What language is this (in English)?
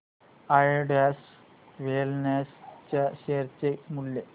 Marathi